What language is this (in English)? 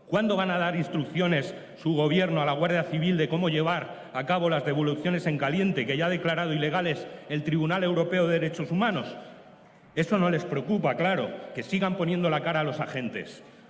Spanish